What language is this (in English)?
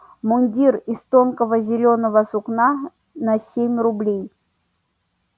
Russian